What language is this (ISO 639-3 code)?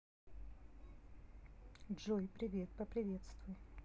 rus